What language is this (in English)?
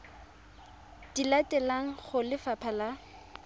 Tswana